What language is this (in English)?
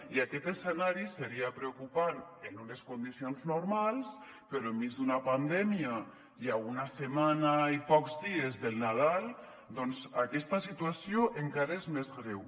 Catalan